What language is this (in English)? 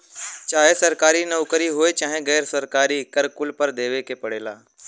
Bhojpuri